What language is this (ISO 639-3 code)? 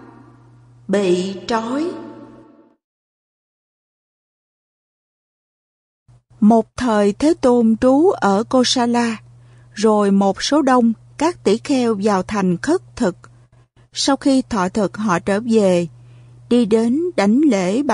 vie